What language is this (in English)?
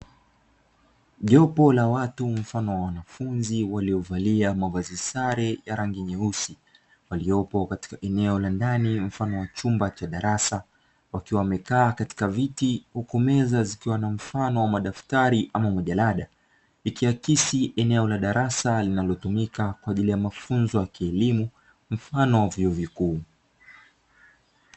Swahili